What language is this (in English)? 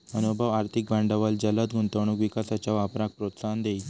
Marathi